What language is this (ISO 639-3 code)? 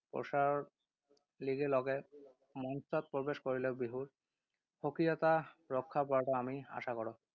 asm